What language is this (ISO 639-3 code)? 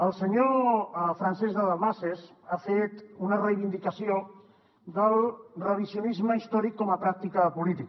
cat